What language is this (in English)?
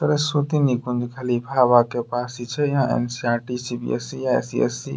Angika